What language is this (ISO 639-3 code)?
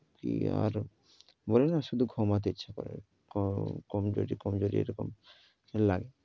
ben